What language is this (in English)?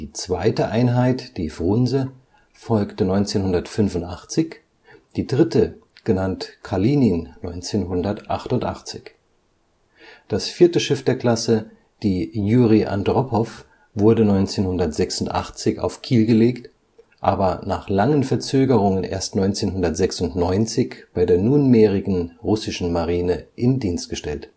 German